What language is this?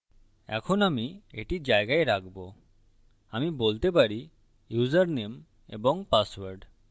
Bangla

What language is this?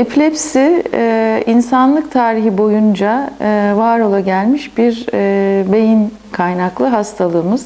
Turkish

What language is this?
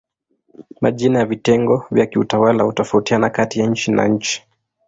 Swahili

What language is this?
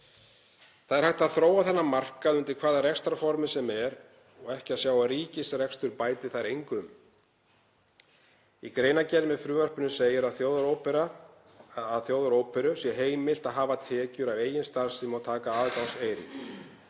Icelandic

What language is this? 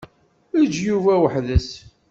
Kabyle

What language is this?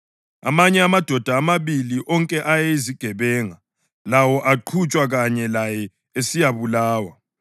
North Ndebele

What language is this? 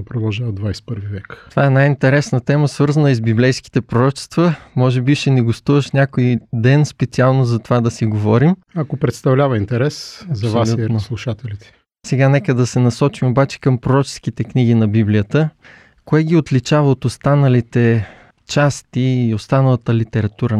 Bulgarian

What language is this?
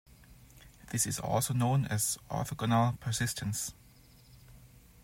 English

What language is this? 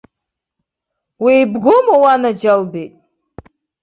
Abkhazian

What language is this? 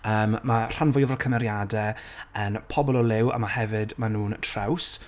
Welsh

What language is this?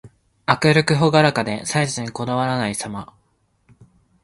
Japanese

